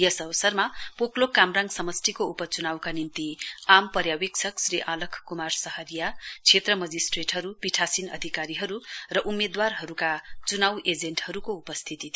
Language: Nepali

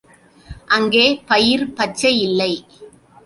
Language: Tamil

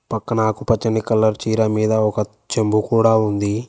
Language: Telugu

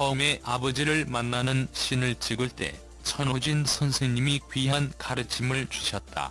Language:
Korean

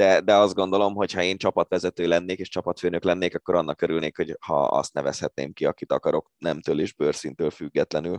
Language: Hungarian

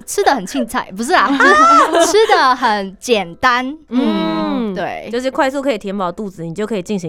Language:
Chinese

